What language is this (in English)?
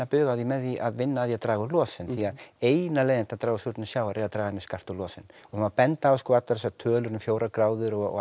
Icelandic